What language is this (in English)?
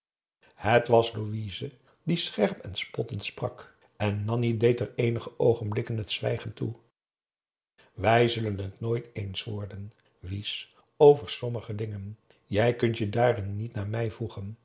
Dutch